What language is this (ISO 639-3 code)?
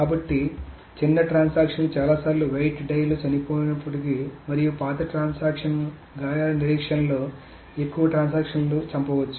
tel